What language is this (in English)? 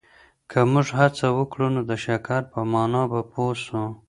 Pashto